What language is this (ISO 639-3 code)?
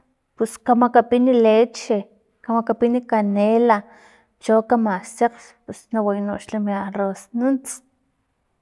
tlp